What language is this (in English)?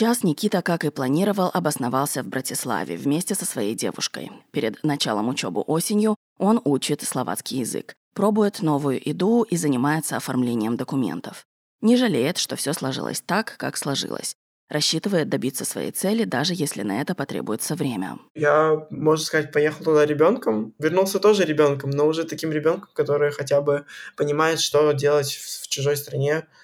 Russian